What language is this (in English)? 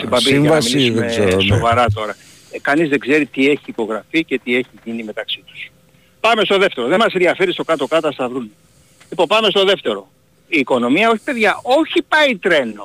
Greek